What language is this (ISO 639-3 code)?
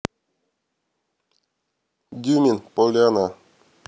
rus